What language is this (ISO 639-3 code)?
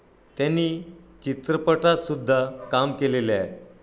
mar